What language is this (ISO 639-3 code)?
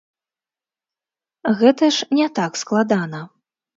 bel